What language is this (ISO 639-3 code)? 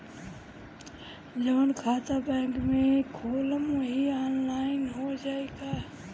bho